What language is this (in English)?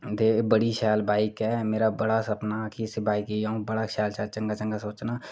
Dogri